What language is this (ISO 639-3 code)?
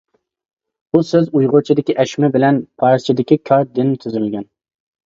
uig